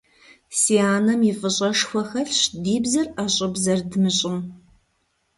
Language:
Kabardian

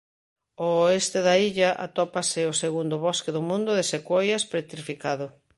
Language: Galician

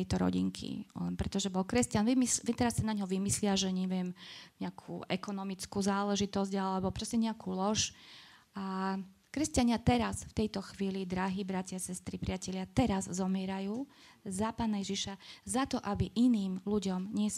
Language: Slovak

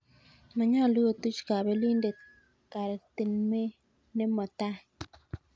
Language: Kalenjin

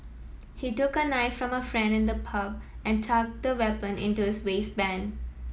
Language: English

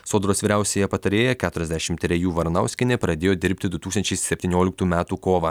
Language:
Lithuanian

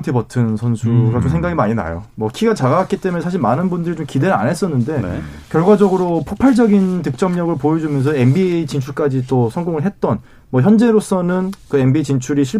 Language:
Korean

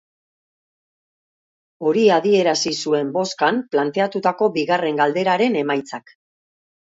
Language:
Basque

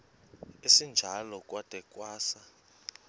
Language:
Xhosa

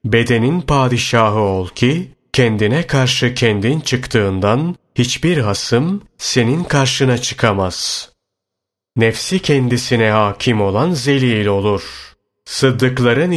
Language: Turkish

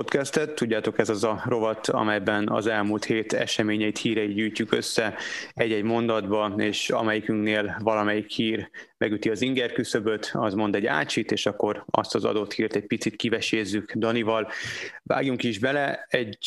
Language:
Hungarian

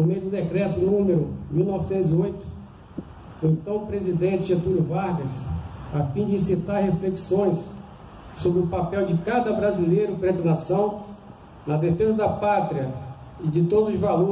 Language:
Portuguese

